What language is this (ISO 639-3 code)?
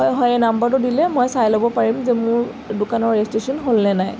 asm